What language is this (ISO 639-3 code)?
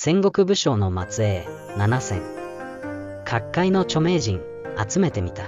jpn